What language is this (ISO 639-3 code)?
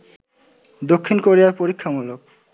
ben